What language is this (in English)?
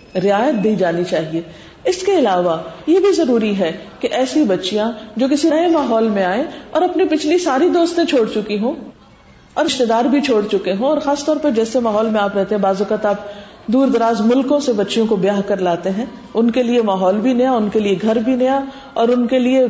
Urdu